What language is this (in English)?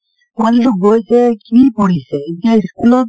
Assamese